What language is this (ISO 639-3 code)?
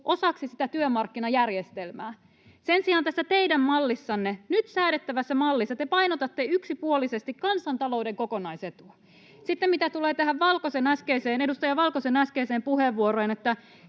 fin